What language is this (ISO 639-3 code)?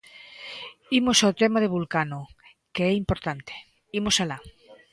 glg